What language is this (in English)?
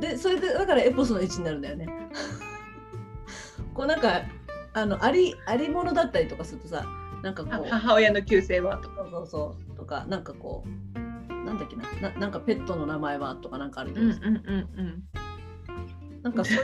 Japanese